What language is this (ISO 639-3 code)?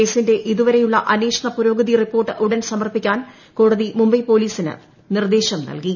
mal